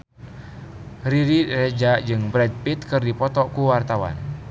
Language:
Sundanese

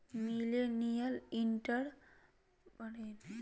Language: Magahi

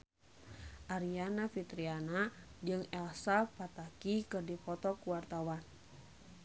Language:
Sundanese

